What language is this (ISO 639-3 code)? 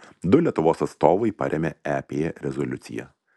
lit